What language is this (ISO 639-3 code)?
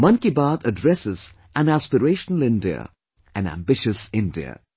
eng